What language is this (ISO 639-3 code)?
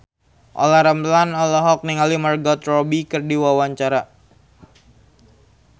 sun